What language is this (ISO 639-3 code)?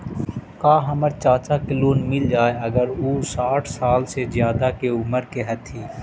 mag